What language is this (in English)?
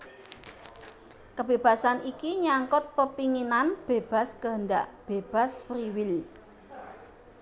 Javanese